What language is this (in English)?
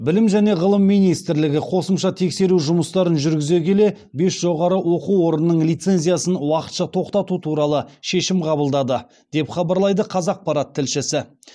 Kazakh